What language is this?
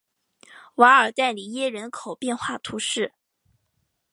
Chinese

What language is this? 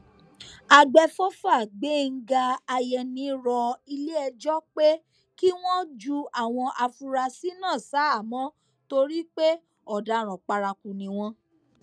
Yoruba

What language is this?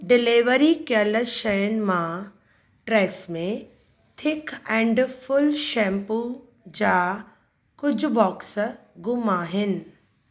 Sindhi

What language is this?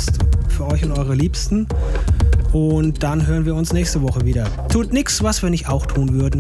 German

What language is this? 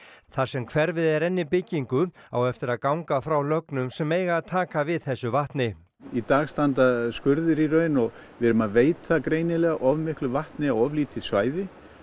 Icelandic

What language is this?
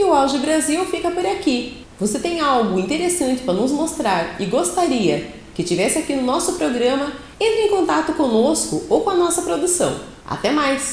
Portuguese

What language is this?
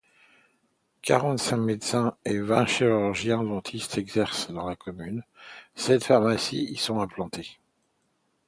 French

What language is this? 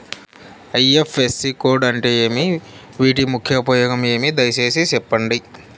Telugu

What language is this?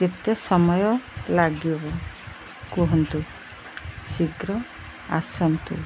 Odia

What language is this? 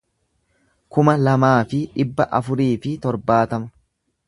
Oromo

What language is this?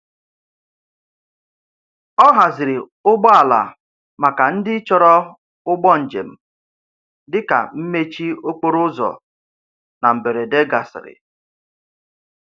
Igbo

